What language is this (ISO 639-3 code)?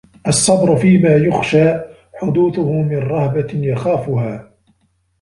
ara